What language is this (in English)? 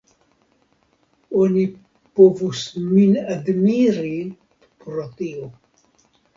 Esperanto